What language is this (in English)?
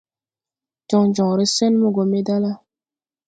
Tupuri